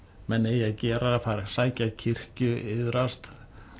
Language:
Icelandic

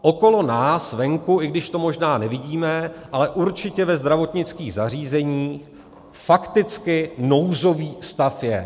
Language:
Czech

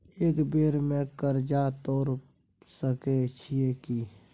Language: Maithili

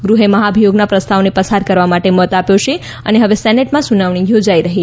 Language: Gujarati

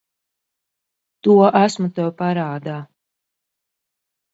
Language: Latvian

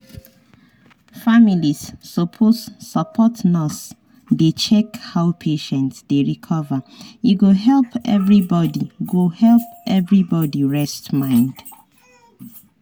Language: Nigerian Pidgin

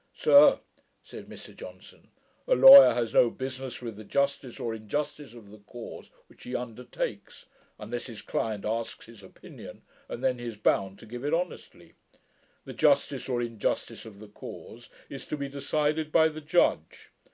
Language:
English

